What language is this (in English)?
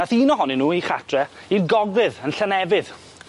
Welsh